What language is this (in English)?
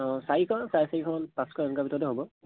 Assamese